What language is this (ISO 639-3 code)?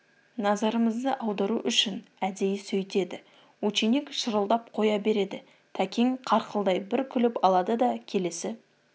kaz